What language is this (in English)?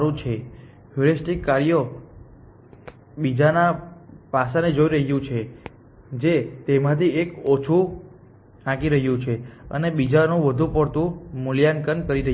Gujarati